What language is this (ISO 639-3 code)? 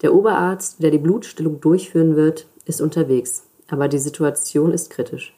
deu